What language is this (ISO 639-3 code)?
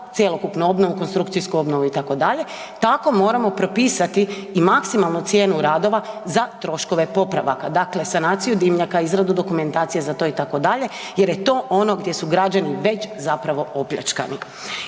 hrv